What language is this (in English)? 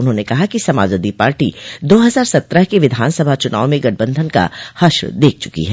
Hindi